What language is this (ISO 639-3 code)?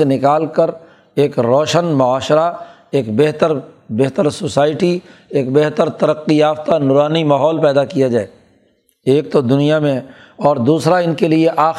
urd